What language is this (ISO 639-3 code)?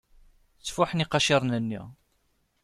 kab